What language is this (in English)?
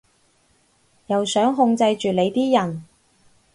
Cantonese